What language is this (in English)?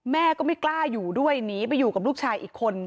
Thai